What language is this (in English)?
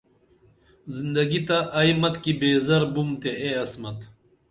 Dameli